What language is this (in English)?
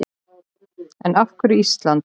Icelandic